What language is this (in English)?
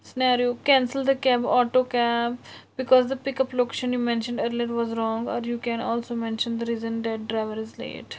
Kashmiri